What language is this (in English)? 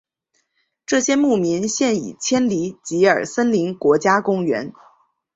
Chinese